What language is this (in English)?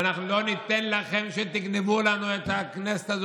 Hebrew